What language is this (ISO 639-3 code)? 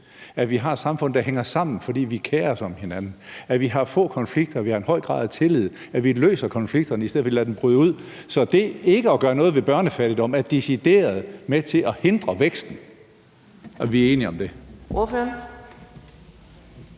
dan